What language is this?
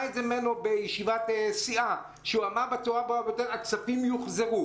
Hebrew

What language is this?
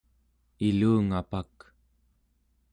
Central Yupik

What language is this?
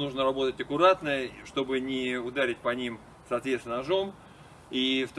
Russian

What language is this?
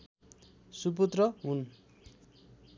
Nepali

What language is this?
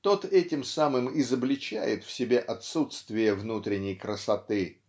Russian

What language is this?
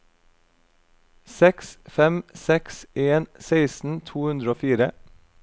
Norwegian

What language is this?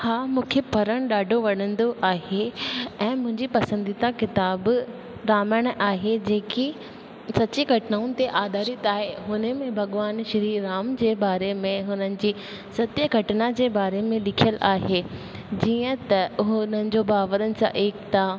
Sindhi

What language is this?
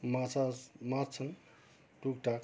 Nepali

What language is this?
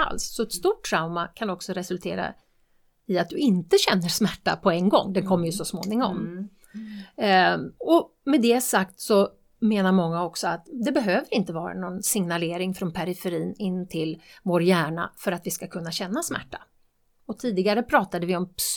Swedish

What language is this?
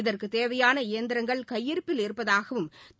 Tamil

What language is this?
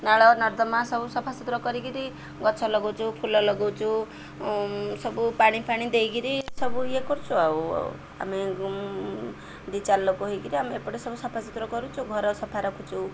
Odia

